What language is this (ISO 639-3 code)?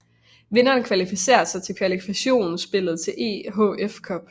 dan